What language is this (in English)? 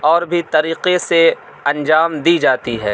Urdu